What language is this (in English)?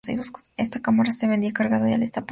Spanish